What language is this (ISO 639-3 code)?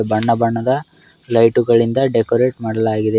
kan